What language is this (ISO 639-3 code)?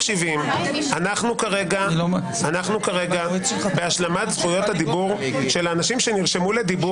heb